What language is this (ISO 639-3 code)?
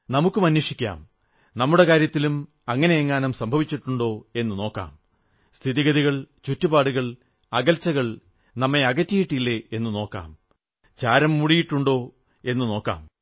mal